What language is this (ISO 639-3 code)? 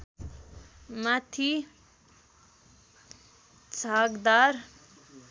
nep